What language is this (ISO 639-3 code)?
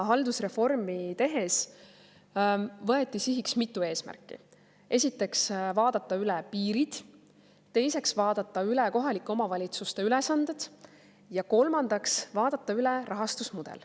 est